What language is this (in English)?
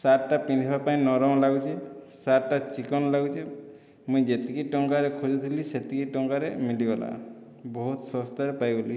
Odia